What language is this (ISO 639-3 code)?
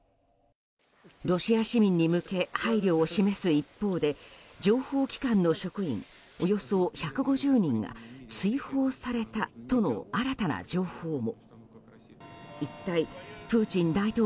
jpn